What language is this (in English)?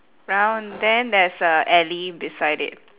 English